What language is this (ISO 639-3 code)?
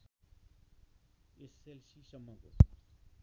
nep